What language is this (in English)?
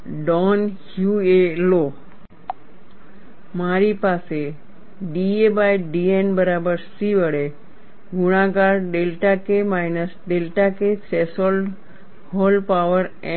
Gujarati